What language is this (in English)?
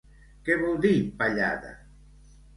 Catalan